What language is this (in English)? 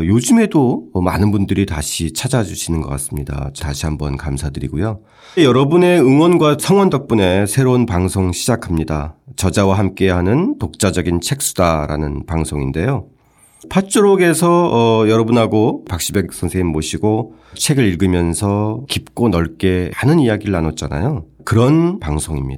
Korean